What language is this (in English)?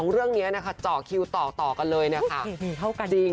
Thai